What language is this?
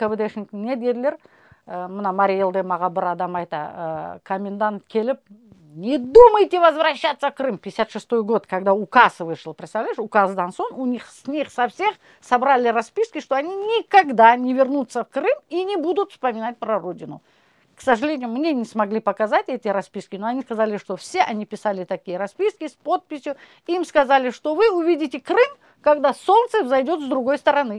Russian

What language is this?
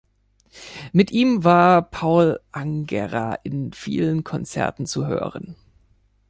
German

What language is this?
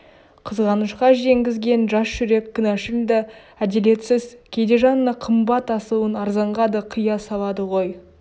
Kazakh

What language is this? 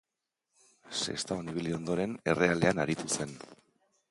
Basque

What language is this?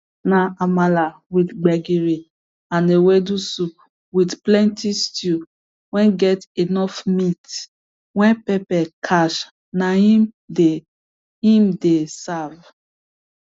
Nigerian Pidgin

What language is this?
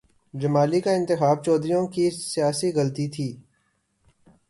Urdu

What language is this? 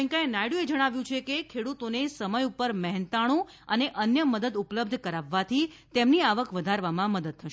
Gujarati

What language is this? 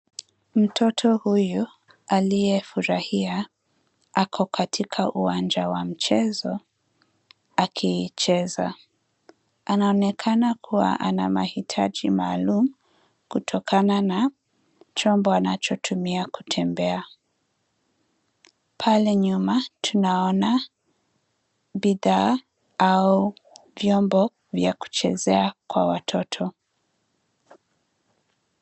Swahili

